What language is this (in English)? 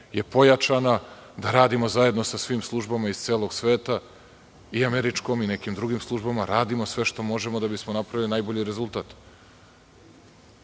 Serbian